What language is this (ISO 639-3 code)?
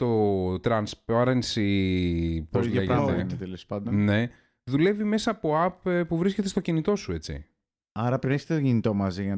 ell